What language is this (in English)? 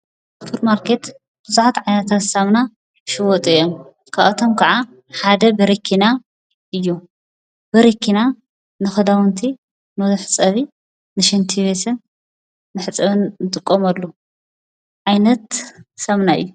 Tigrinya